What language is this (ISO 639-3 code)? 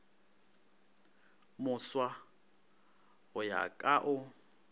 nso